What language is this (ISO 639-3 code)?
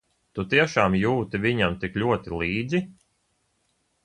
lav